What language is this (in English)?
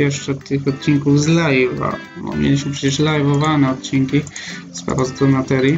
Polish